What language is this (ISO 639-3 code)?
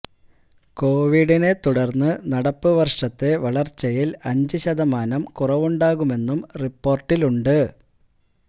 mal